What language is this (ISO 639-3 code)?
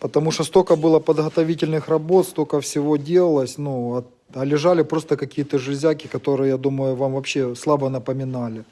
rus